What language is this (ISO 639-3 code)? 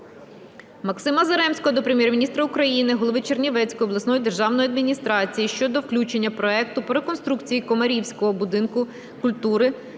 ukr